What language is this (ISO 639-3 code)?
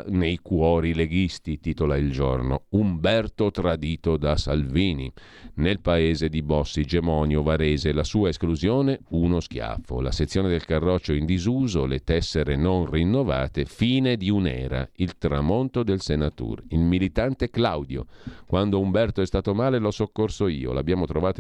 ita